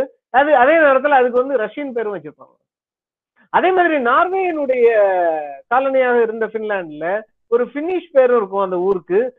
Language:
Tamil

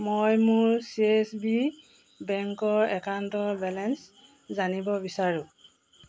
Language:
Assamese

